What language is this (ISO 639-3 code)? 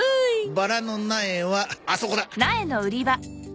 jpn